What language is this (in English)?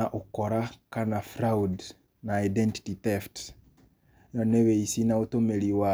Kikuyu